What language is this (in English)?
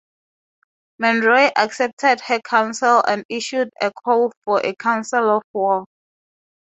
English